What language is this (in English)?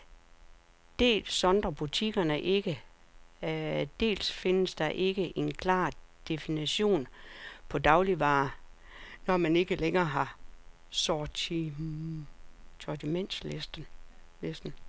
Danish